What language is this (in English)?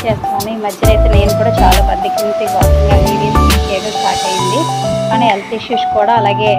Telugu